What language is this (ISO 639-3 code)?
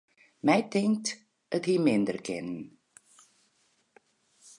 fry